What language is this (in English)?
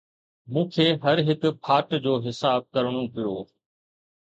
Sindhi